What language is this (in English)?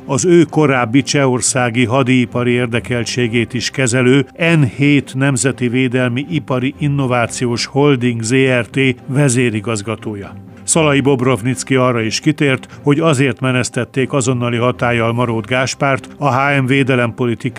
Hungarian